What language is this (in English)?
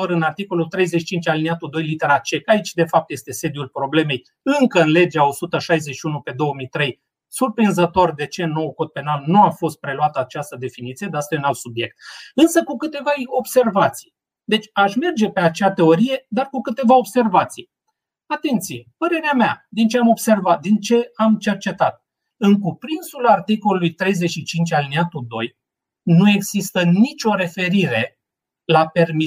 Romanian